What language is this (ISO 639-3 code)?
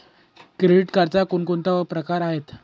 mar